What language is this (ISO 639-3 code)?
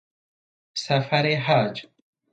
fas